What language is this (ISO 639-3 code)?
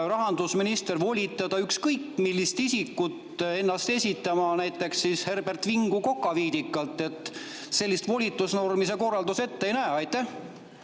est